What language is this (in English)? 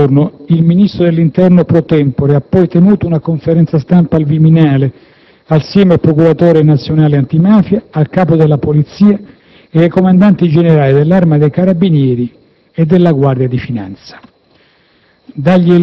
Italian